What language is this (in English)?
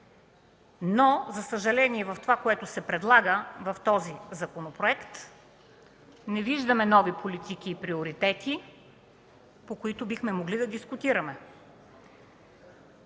Bulgarian